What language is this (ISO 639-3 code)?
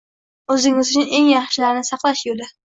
uzb